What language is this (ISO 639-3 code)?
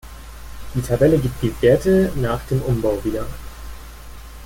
deu